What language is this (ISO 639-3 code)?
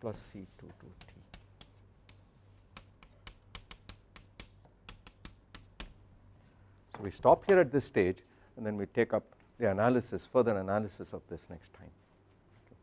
eng